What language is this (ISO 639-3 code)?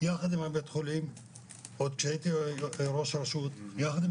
heb